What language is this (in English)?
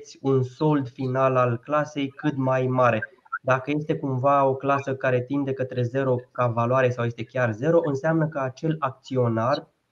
Romanian